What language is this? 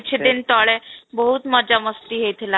Odia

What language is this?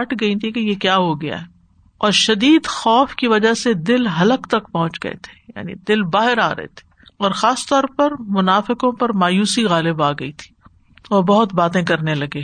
Urdu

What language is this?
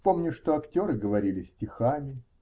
Russian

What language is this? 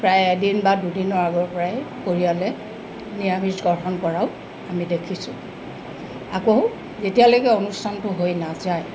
Assamese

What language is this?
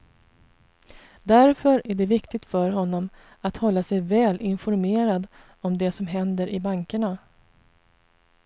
Swedish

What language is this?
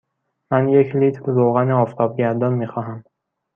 Persian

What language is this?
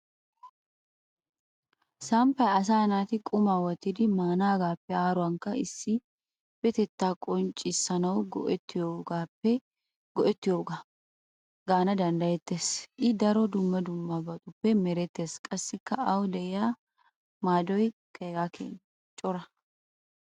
Wolaytta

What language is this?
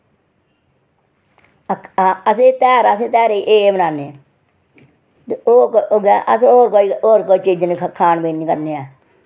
Dogri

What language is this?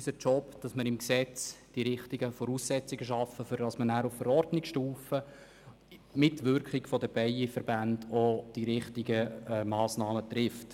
Swiss German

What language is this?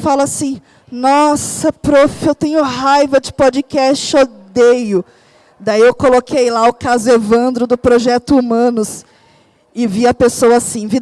Portuguese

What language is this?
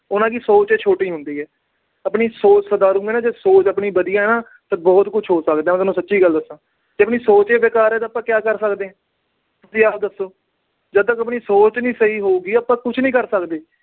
Punjabi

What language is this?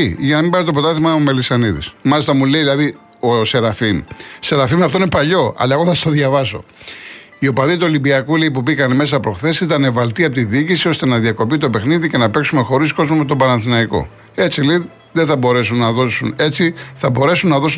Greek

